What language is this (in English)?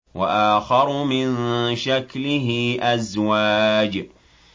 Arabic